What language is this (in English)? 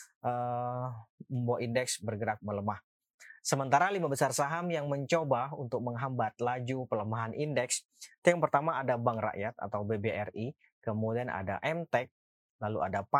Indonesian